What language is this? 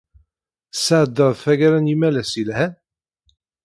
Kabyle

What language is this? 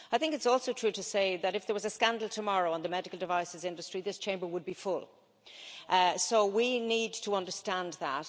English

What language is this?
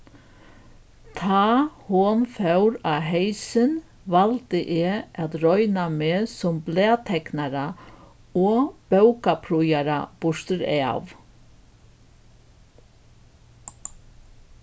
Faroese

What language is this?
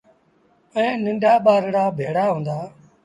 Sindhi Bhil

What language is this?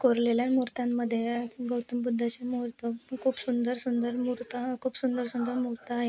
Marathi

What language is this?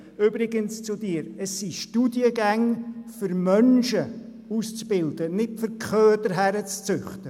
Swiss German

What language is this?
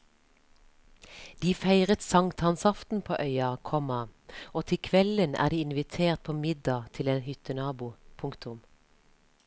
Norwegian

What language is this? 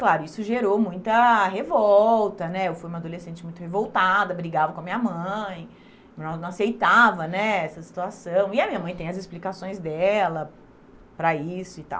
Portuguese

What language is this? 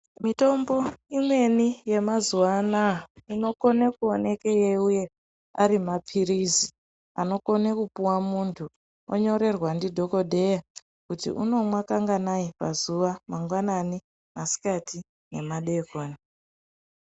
Ndau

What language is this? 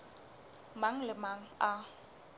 Southern Sotho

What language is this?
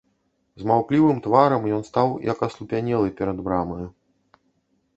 Belarusian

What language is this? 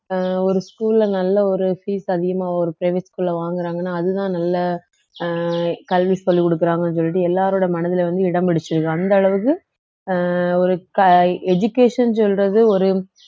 Tamil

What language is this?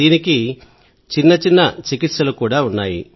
Telugu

